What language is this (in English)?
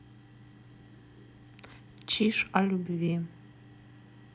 Russian